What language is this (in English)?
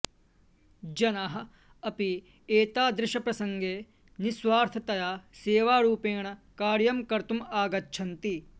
Sanskrit